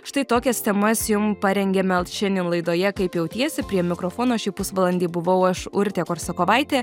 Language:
Lithuanian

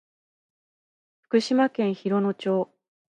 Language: Japanese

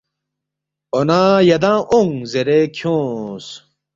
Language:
Balti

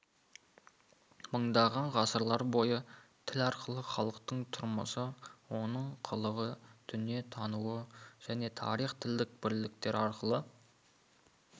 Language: Kazakh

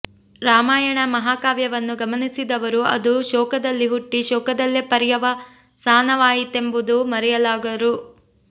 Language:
Kannada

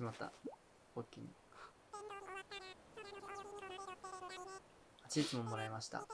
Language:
Japanese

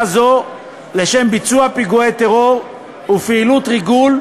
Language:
Hebrew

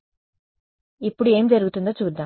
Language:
Telugu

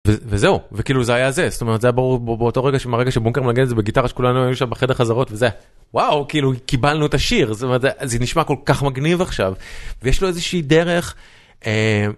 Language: Hebrew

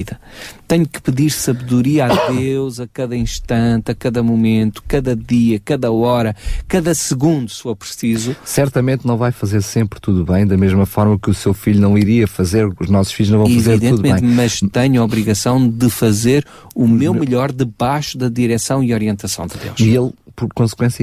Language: Portuguese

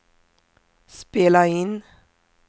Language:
Swedish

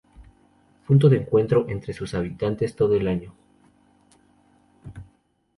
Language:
Spanish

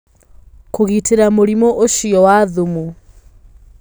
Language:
Kikuyu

